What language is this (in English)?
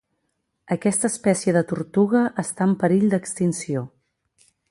Catalan